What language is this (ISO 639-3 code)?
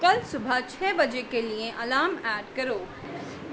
urd